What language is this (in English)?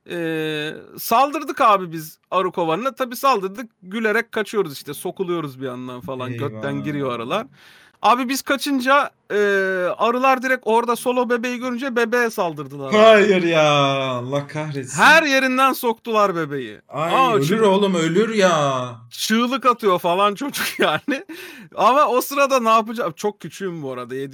Turkish